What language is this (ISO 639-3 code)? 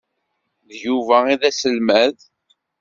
kab